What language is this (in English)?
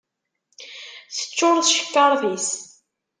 Kabyle